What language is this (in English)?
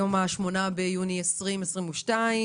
Hebrew